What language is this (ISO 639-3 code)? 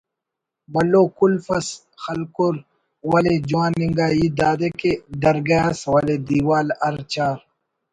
brh